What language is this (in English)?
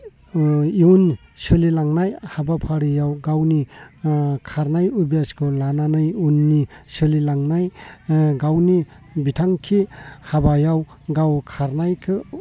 Bodo